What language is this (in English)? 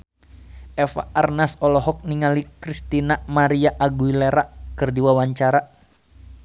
Sundanese